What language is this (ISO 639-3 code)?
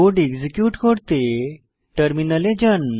ben